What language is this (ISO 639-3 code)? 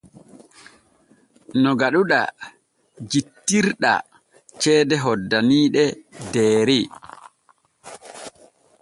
fue